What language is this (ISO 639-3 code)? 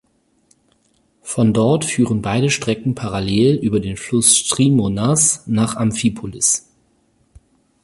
deu